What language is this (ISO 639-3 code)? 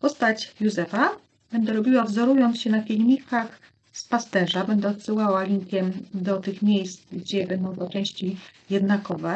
pol